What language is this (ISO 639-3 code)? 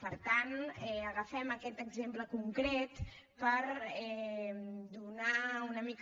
cat